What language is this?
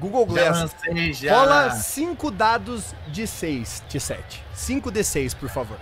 Portuguese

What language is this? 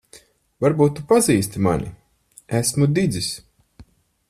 Latvian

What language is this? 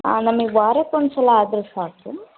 Kannada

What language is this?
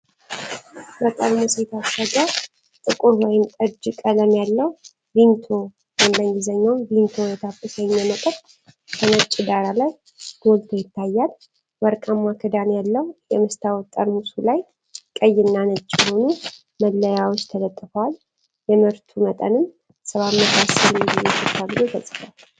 Amharic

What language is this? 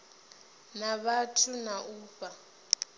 Venda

